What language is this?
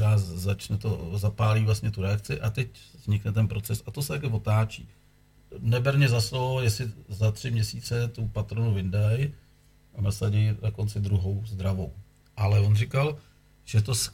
Czech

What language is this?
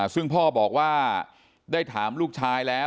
Thai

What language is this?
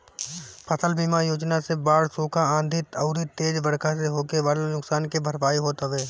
Bhojpuri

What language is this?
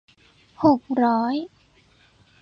Thai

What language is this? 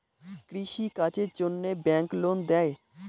Bangla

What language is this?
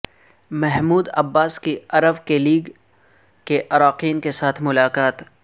Urdu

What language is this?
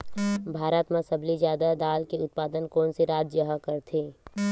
Chhattisgarhi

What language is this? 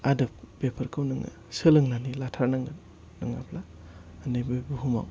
Bodo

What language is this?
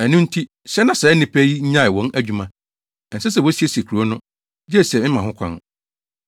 Akan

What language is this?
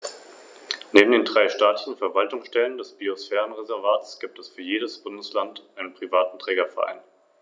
German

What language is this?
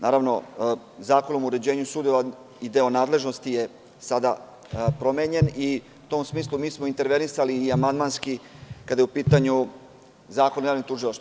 Serbian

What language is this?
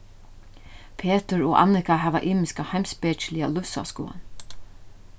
Faroese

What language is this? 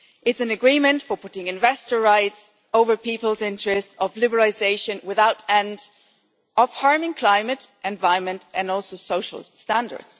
English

